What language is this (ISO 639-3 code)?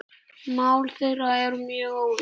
isl